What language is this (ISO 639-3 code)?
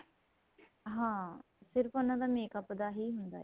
pan